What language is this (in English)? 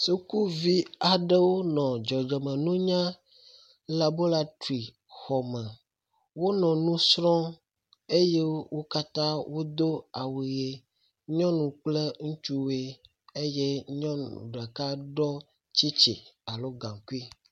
Ewe